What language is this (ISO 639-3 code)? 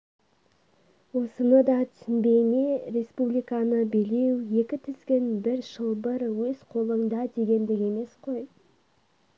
kaz